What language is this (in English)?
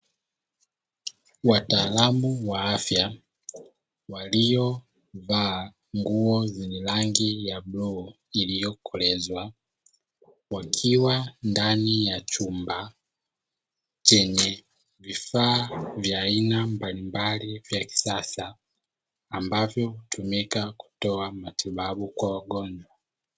Swahili